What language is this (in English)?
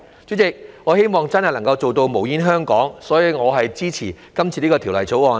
Cantonese